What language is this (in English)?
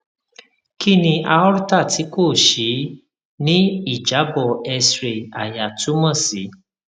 Yoruba